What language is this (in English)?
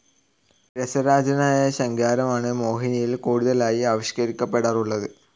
Malayalam